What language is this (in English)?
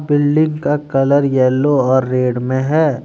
Hindi